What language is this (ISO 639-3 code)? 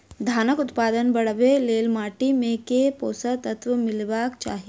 mai